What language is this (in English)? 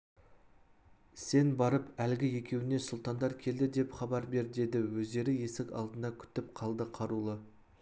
Kazakh